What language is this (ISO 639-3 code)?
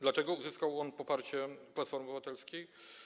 pol